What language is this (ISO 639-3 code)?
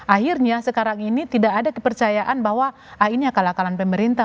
ind